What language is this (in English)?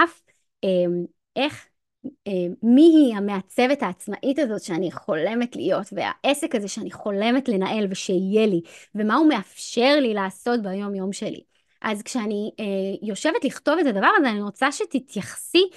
Hebrew